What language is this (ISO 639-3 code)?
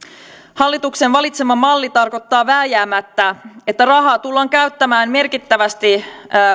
fin